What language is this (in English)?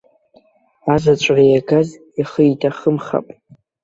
Abkhazian